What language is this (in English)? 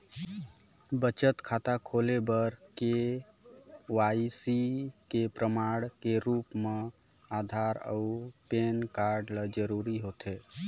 Chhattisgarhi